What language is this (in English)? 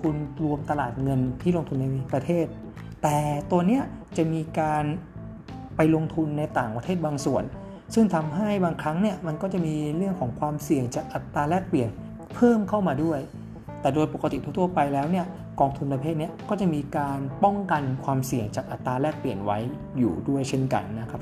Thai